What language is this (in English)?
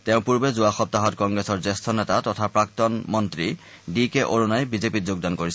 Assamese